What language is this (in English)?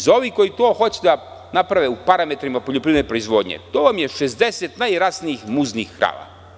Serbian